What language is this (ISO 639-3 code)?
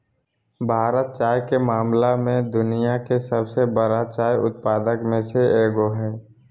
mag